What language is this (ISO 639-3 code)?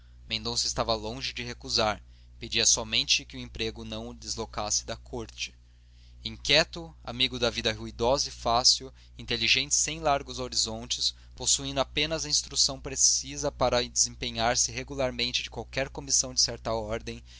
por